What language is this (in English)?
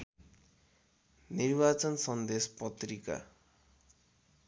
Nepali